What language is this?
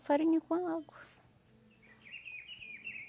Portuguese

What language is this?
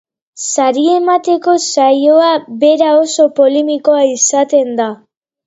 Basque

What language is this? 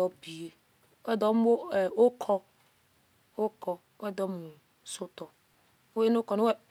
Esan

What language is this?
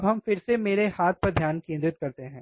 Hindi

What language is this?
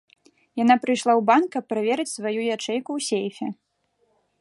Belarusian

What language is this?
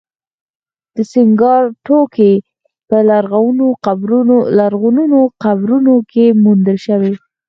Pashto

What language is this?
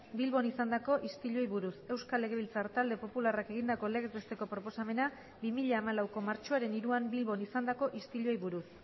Basque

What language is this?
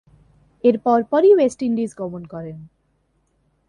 Bangla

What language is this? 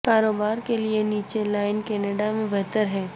Urdu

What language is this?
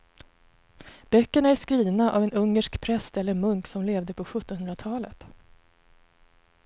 Swedish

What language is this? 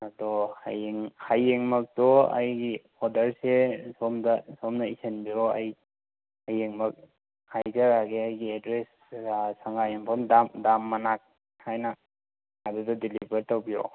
Manipuri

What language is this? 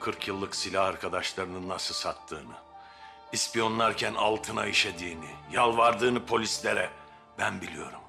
Turkish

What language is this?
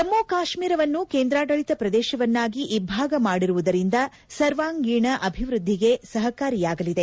Kannada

